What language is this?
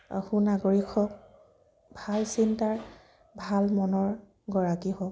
Assamese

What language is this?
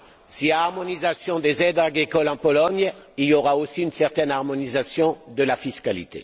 French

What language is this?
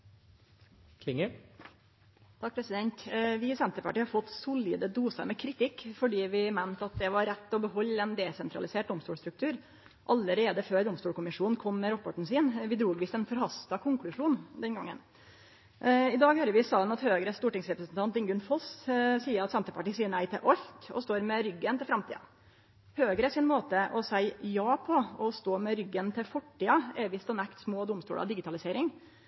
Norwegian Nynorsk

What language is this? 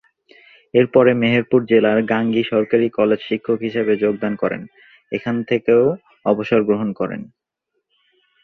Bangla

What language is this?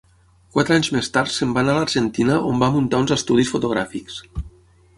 Catalan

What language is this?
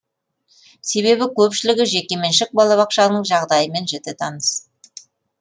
Kazakh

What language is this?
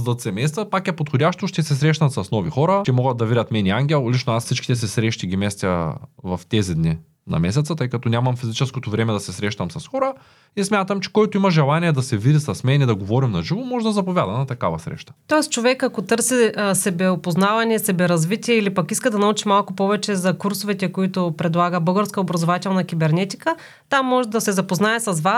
Bulgarian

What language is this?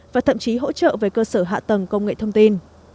Vietnamese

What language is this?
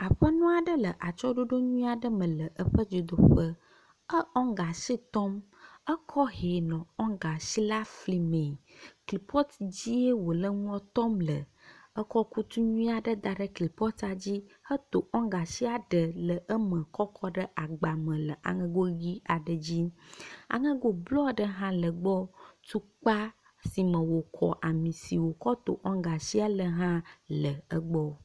Ewe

